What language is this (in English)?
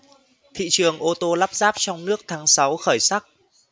Vietnamese